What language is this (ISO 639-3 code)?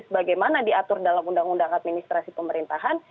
ind